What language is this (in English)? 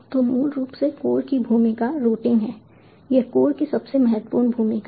Hindi